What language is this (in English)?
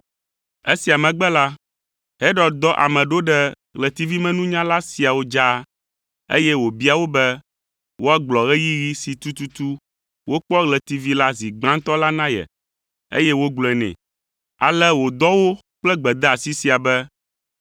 Ewe